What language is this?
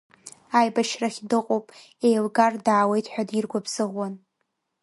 Abkhazian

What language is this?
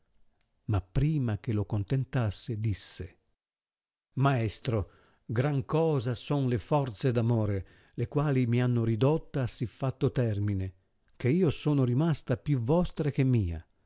Italian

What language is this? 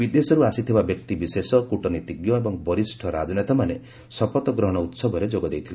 Odia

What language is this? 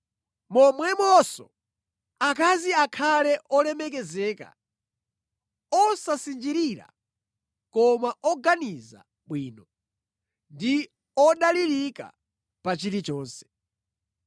Nyanja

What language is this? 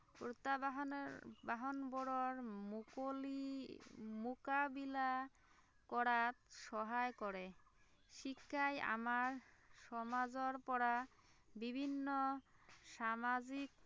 Assamese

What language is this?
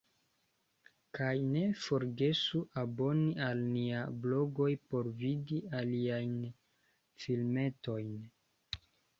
Esperanto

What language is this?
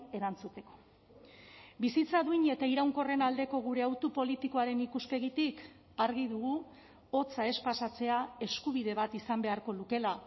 Basque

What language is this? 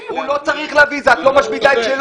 Hebrew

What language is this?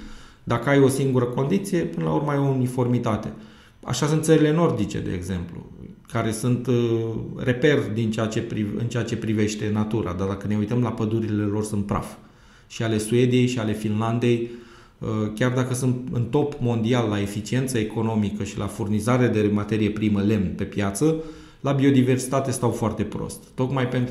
Romanian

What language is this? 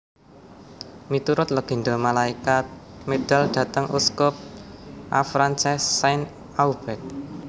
Javanese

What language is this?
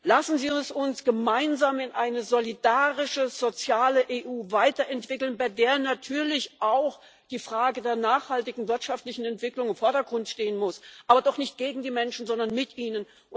German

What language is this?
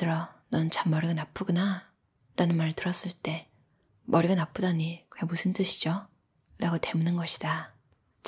Korean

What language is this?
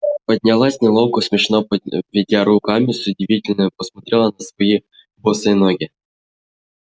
Russian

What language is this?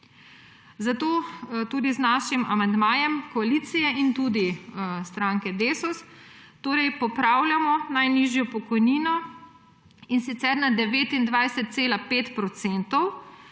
Slovenian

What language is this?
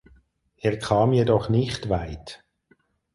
German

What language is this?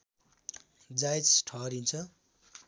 Nepali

